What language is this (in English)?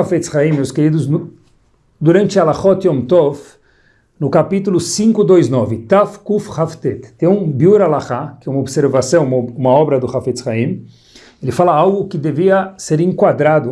Portuguese